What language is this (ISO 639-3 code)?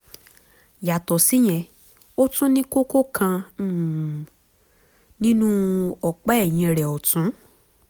yor